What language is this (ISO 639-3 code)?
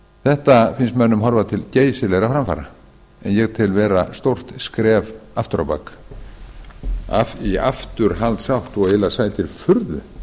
isl